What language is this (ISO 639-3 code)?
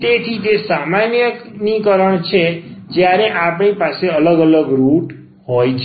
guj